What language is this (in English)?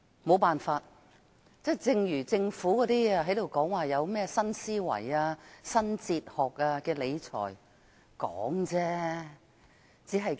Cantonese